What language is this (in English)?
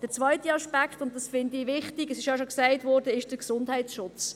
Swiss German